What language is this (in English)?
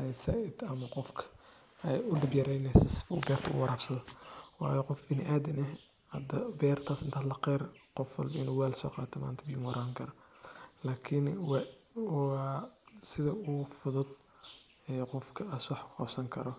Somali